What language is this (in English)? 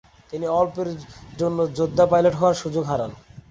Bangla